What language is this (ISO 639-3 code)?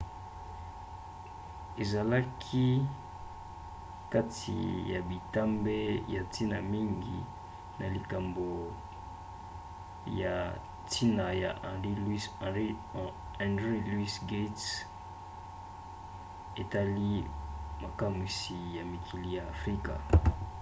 lin